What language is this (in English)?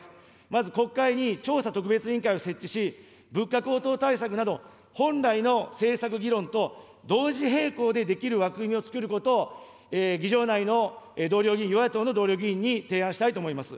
Japanese